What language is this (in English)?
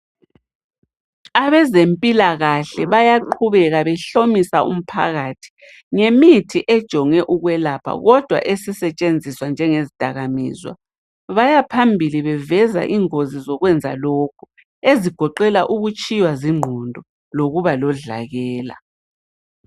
North Ndebele